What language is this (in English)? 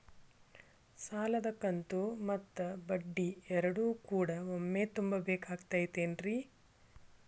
Kannada